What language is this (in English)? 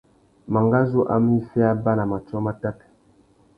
Tuki